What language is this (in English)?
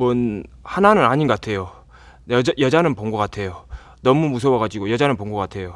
Korean